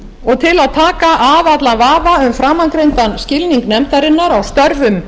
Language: Icelandic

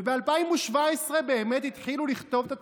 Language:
Hebrew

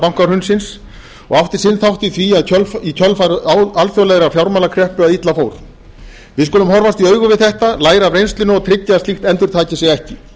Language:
Icelandic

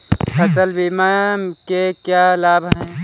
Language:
Hindi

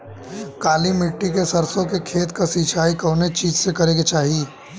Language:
Bhojpuri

